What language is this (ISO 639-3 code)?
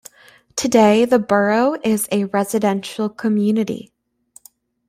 eng